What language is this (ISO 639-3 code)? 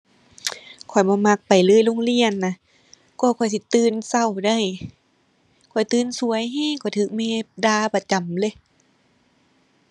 tha